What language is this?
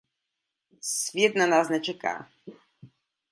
Czech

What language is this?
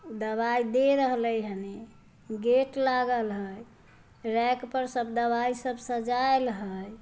Magahi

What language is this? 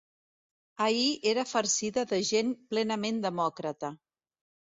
Catalan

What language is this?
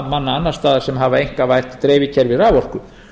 Icelandic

